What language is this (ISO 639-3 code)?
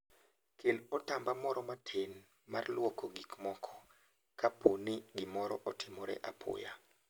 luo